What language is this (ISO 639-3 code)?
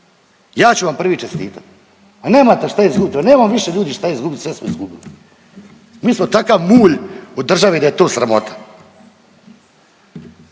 hrv